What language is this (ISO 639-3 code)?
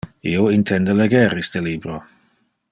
ina